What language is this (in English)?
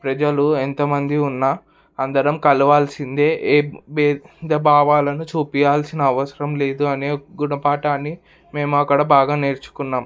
Telugu